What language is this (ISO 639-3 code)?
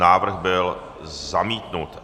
ces